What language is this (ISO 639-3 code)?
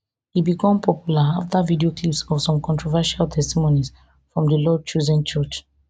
pcm